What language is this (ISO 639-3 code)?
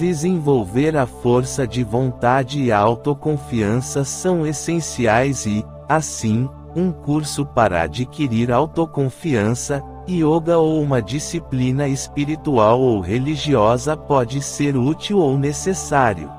por